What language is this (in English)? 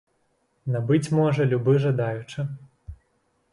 Belarusian